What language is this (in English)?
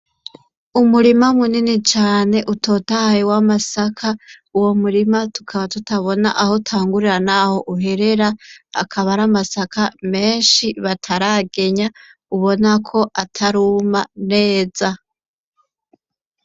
Rundi